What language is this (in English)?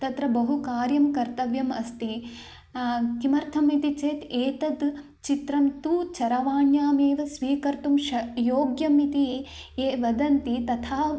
Sanskrit